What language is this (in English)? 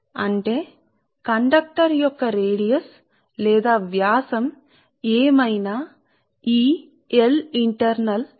Telugu